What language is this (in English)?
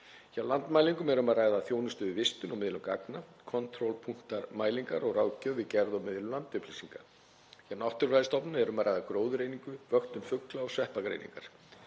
Icelandic